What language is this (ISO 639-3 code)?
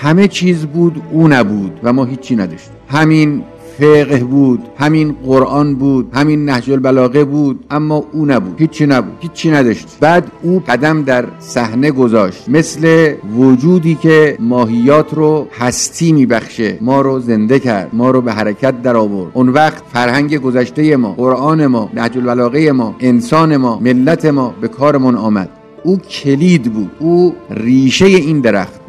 fas